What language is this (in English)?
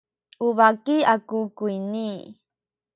Sakizaya